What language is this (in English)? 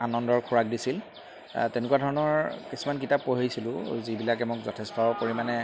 Assamese